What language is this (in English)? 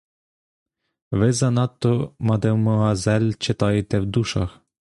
Ukrainian